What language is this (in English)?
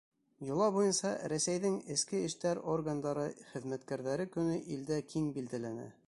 Bashkir